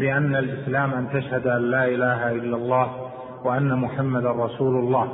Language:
Arabic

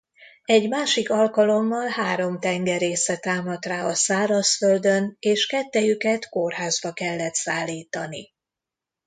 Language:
Hungarian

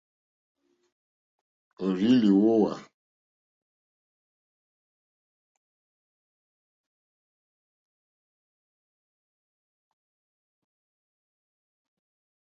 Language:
Mokpwe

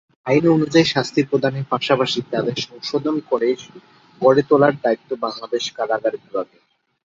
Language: Bangla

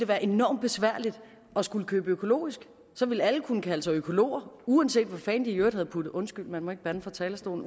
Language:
Danish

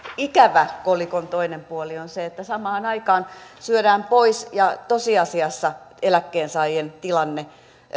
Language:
Finnish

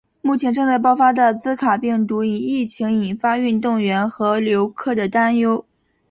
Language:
Chinese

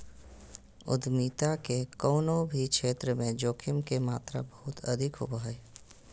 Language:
Magahi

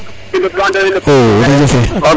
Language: Serer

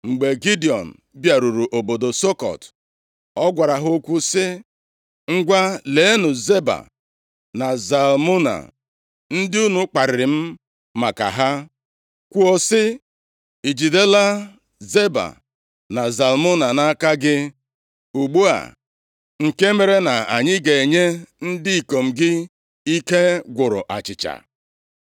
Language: Igbo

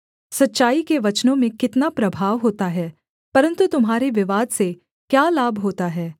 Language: Hindi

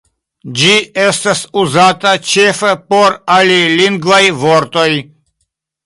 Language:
Esperanto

